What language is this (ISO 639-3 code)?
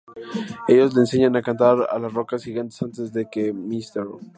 spa